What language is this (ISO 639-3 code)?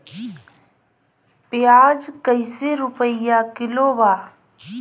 bho